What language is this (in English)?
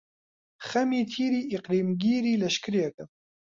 Central Kurdish